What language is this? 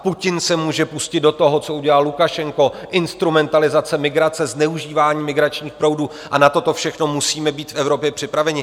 Czech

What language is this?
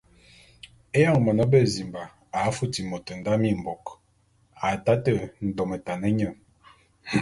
Bulu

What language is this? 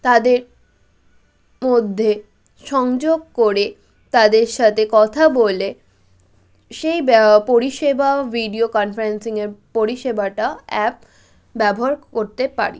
Bangla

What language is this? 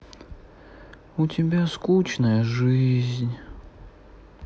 Russian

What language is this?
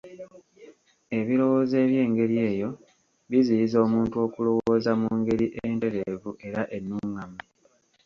Ganda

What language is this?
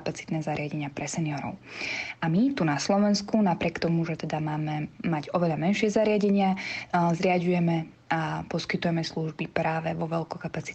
Slovak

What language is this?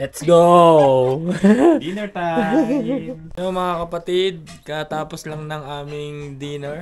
Filipino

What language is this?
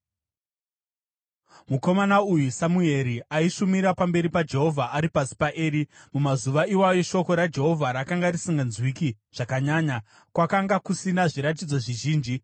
Shona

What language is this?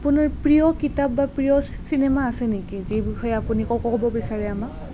Assamese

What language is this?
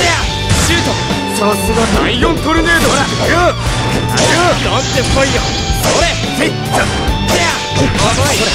Japanese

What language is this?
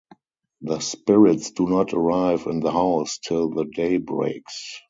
English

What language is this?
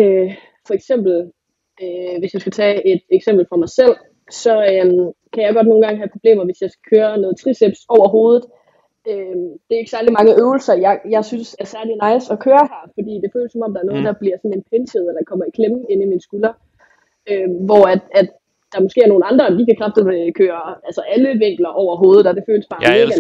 Danish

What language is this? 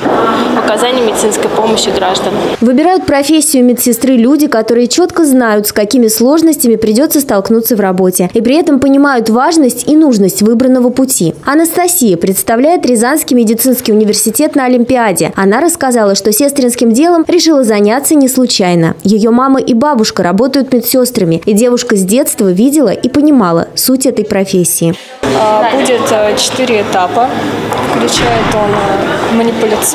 Russian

